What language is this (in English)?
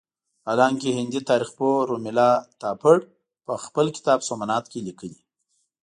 Pashto